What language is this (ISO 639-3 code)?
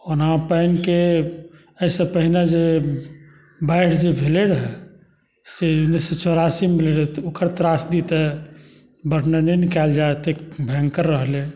mai